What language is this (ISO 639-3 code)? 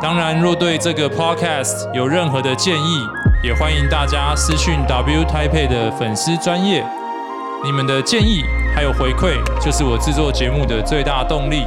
zho